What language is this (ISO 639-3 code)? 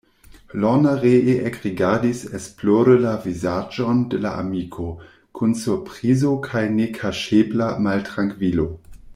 epo